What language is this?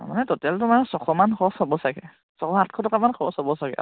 Assamese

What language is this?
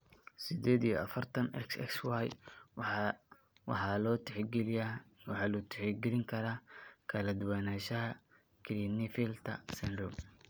Somali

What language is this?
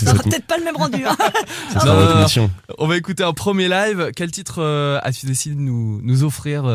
French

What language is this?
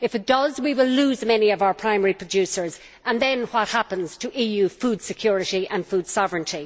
English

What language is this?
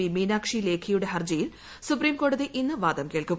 Malayalam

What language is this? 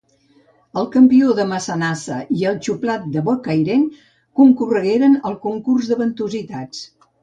Catalan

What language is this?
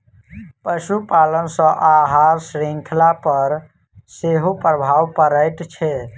Maithili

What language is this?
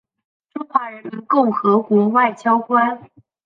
Chinese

